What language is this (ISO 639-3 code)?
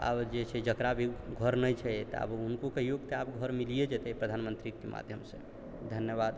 mai